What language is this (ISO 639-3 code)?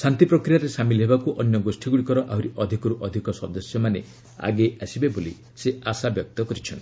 ori